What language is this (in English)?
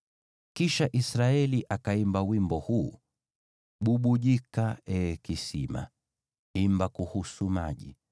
Swahili